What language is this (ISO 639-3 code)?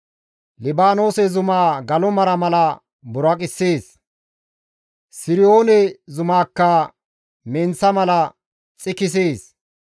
gmv